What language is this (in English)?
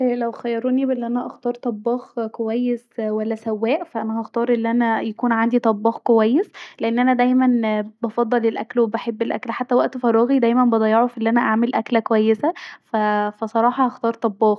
Egyptian Arabic